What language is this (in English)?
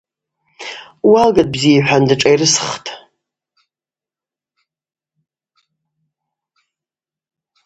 Abaza